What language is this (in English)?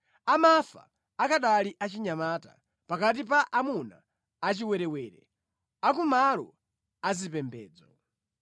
Nyanja